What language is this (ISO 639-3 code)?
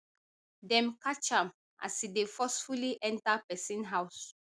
pcm